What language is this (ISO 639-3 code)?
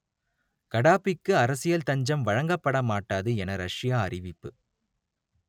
tam